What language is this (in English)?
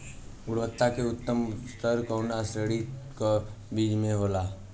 Bhojpuri